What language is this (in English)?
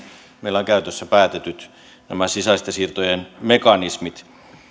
Finnish